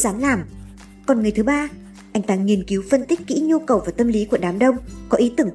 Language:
Vietnamese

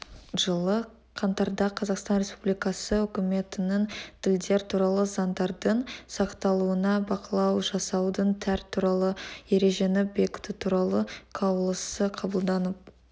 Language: Kazakh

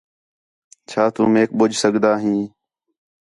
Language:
Khetrani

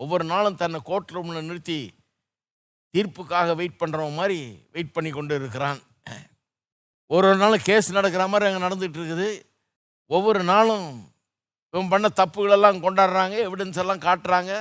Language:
Tamil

